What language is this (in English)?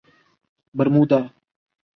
Urdu